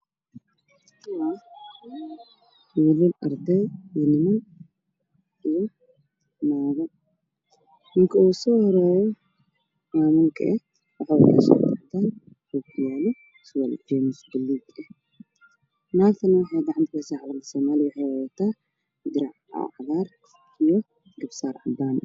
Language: Somali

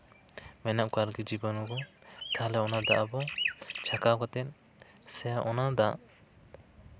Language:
Santali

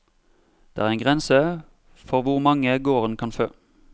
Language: Norwegian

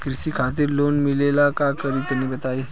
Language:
Bhojpuri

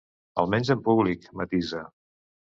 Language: Catalan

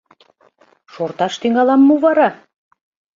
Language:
Mari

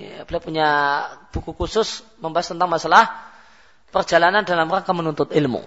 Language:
Malay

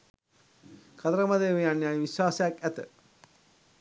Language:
Sinhala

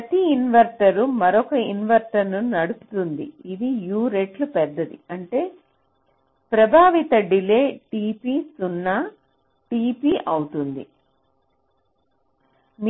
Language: Telugu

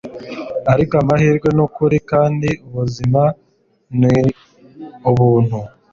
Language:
Kinyarwanda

